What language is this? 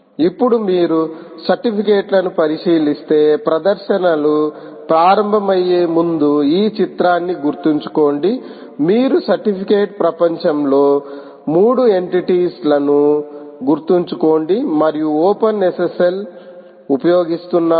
Telugu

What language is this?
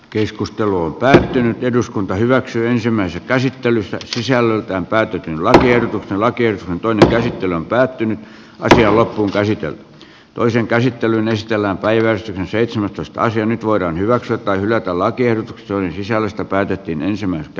Finnish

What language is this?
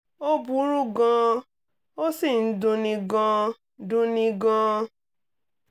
Yoruba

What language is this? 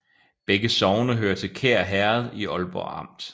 Danish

